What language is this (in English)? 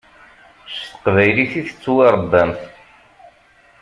Kabyle